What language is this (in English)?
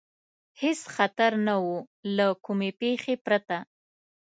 Pashto